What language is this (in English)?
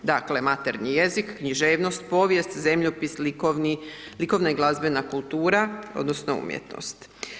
Croatian